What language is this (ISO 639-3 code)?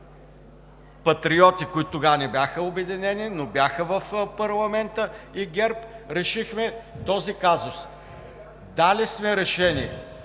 bul